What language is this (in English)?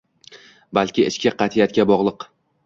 Uzbek